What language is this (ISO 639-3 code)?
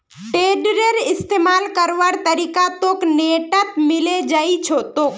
mag